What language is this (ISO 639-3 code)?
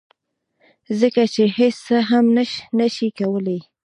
pus